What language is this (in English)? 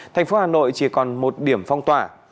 Vietnamese